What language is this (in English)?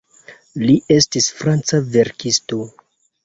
Esperanto